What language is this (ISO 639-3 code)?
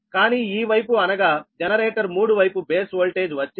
tel